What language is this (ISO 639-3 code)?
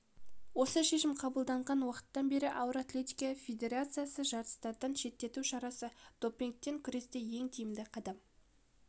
kaz